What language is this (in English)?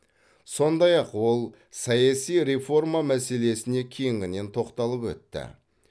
Kazakh